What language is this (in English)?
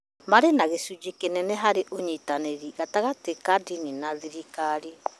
Kikuyu